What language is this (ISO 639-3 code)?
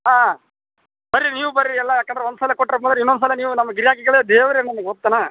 kan